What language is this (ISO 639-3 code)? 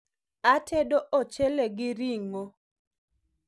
luo